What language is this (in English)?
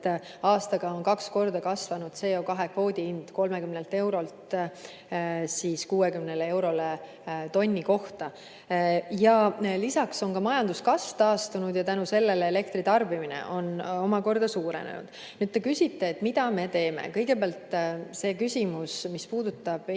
Estonian